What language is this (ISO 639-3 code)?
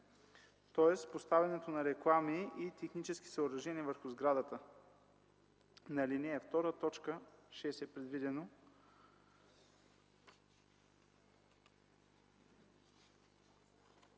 bul